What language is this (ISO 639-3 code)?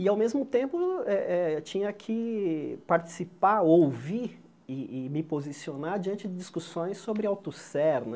por